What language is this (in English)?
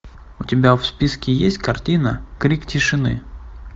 Russian